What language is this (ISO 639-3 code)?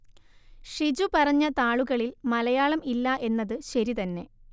mal